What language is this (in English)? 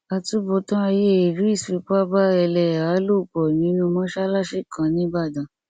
Yoruba